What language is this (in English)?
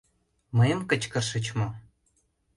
Mari